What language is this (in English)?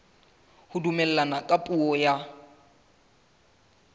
Southern Sotho